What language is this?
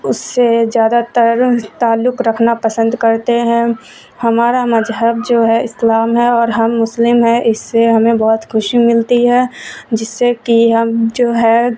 Urdu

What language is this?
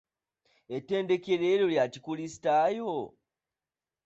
Ganda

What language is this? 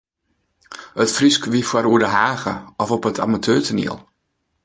Western Frisian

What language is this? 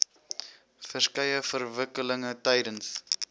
Afrikaans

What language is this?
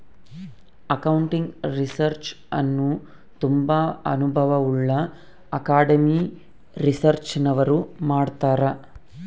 Kannada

